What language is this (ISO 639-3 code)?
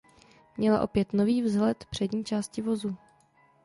ces